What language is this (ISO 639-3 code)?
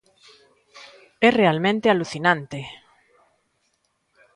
glg